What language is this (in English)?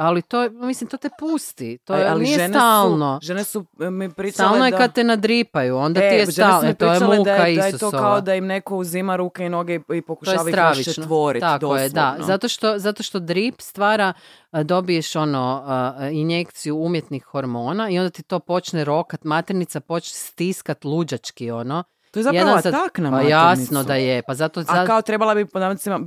Croatian